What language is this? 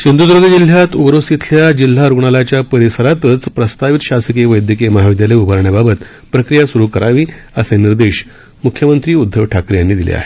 Marathi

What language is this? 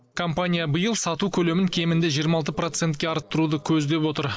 Kazakh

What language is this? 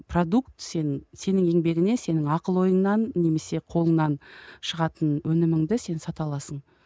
Kazakh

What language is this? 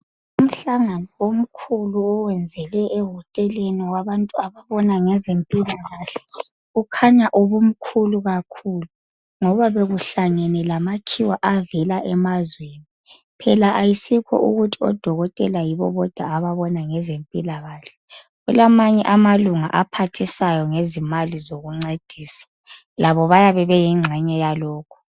North Ndebele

